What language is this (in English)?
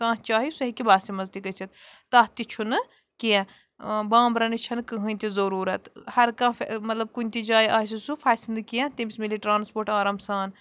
Kashmiri